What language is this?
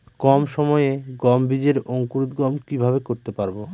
Bangla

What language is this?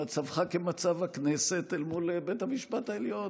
Hebrew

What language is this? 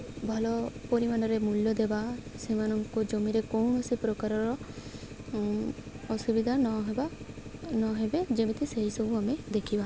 Odia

